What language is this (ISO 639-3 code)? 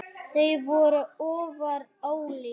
isl